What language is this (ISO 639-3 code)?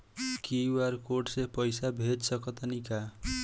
bho